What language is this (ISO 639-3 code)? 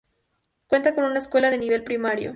spa